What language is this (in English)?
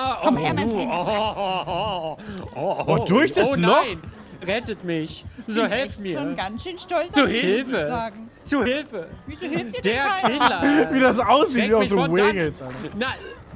German